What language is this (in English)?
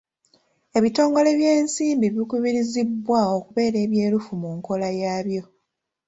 Ganda